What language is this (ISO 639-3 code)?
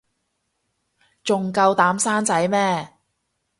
yue